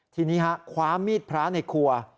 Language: Thai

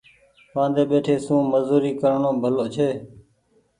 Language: Goaria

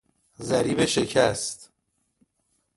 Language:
Persian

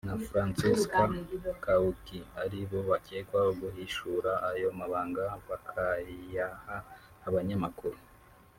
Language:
Kinyarwanda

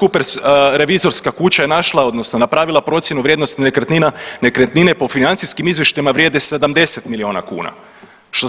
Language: Croatian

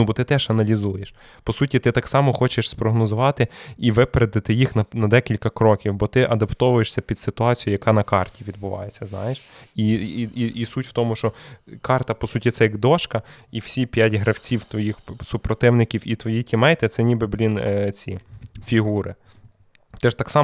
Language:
Ukrainian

